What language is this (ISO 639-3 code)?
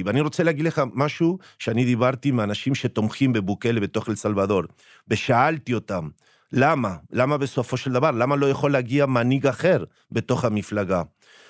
heb